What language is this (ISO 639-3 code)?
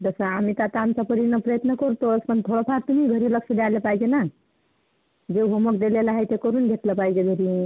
mar